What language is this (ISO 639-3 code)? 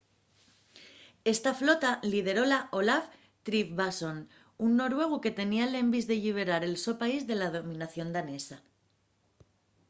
ast